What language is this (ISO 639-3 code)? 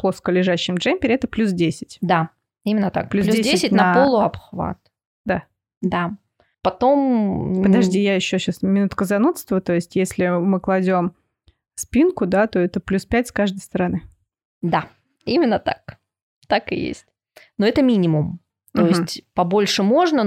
rus